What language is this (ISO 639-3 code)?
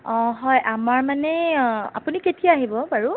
asm